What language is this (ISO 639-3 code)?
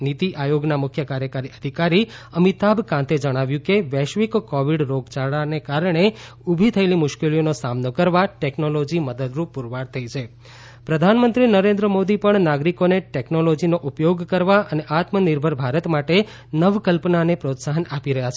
guj